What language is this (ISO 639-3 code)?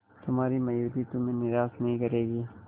hin